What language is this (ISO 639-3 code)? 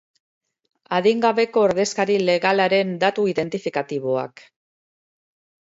eus